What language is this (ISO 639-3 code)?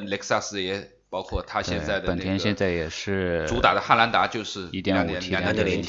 zho